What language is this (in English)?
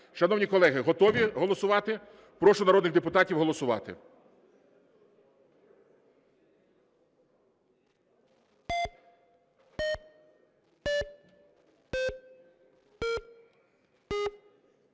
Ukrainian